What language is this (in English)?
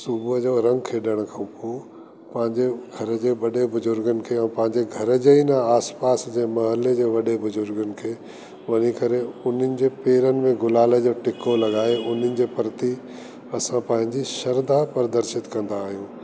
Sindhi